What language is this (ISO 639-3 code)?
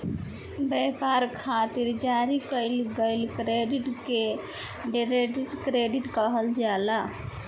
bho